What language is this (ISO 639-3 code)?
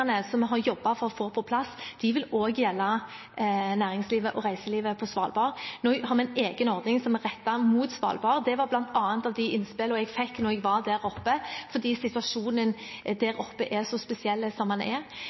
nob